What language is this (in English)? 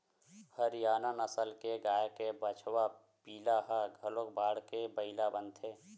Chhattisgarhi